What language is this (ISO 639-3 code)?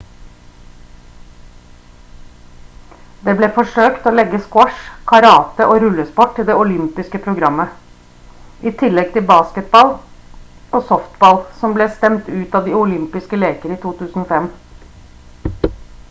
nob